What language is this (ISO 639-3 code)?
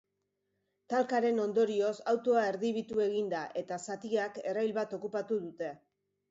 eus